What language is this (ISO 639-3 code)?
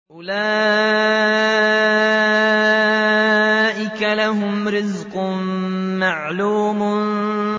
ara